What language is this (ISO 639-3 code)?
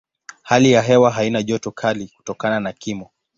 swa